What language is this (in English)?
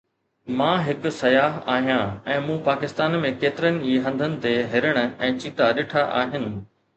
Sindhi